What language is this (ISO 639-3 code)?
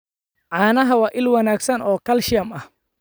som